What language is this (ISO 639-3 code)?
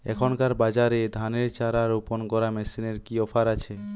ben